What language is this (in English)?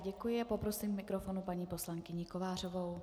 Czech